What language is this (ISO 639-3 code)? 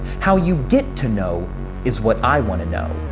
eng